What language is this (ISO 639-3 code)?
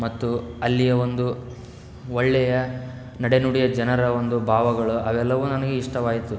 kan